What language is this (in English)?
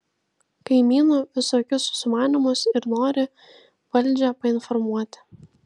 Lithuanian